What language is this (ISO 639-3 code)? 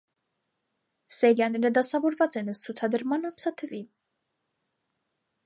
hye